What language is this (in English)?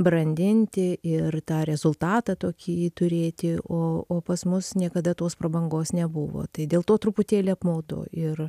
Lithuanian